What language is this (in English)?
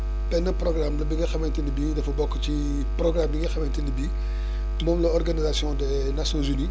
Wolof